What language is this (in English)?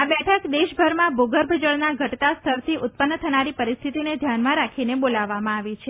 Gujarati